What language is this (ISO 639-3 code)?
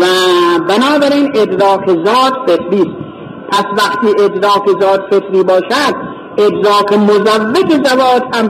fas